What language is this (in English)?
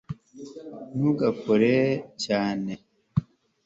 Kinyarwanda